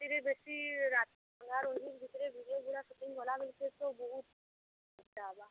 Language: Odia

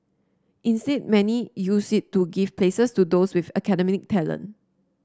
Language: English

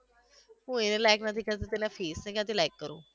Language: Gujarati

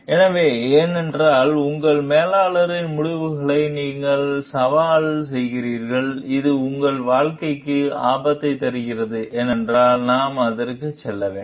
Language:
Tamil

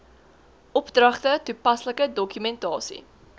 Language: Afrikaans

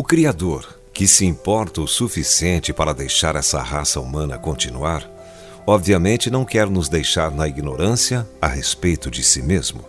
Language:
Portuguese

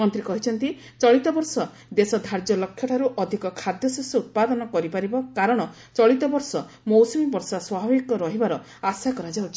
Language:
Odia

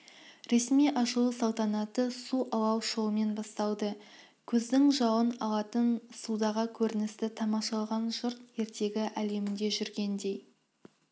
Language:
Kazakh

